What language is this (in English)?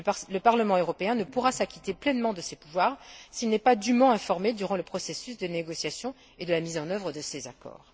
French